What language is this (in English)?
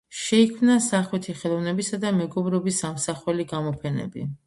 Georgian